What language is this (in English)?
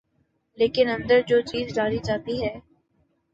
Urdu